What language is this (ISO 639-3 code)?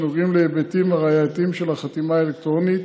heb